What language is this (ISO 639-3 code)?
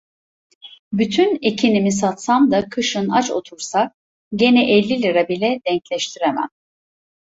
tur